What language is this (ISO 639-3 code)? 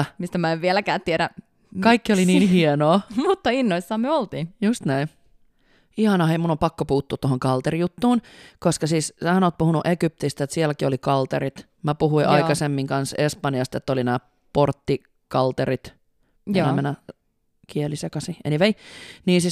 fin